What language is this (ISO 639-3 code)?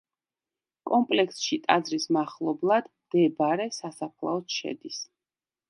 kat